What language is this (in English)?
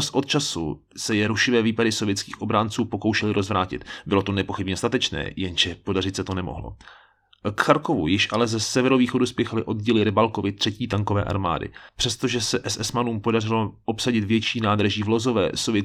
Czech